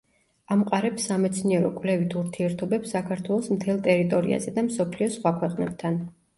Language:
Georgian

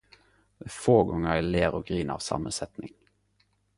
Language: Norwegian Nynorsk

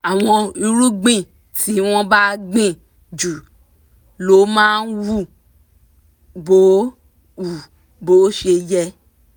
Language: Yoruba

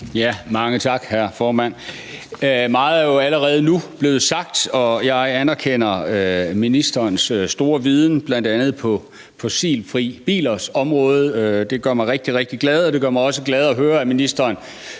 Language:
Danish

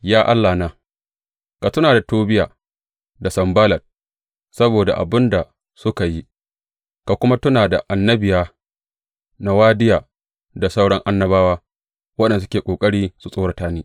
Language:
Hausa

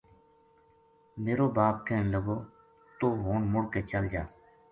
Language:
Gujari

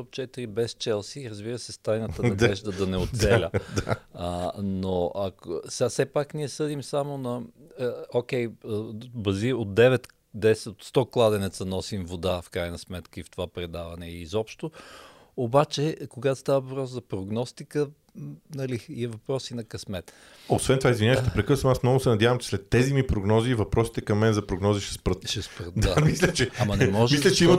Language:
Bulgarian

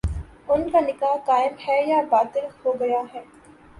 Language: Urdu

